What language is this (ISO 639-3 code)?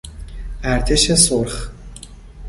fas